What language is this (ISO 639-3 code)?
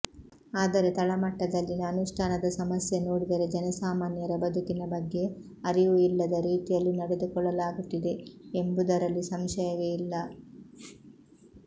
kan